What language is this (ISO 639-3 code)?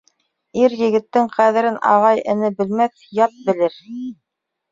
bak